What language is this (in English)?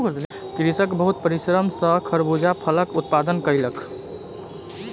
Maithili